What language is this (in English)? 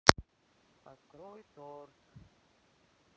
Russian